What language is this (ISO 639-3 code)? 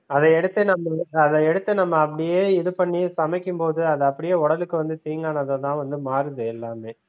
tam